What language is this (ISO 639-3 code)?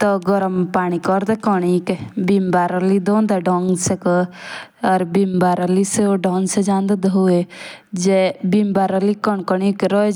jns